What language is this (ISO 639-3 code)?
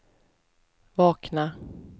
swe